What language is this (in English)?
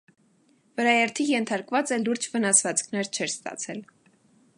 Armenian